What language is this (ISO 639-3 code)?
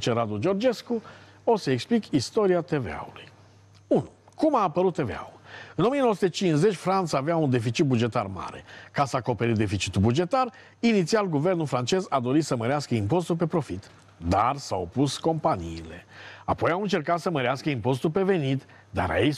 ron